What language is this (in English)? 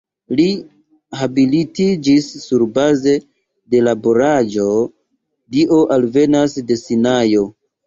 Esperanto